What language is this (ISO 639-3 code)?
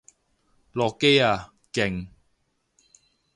yue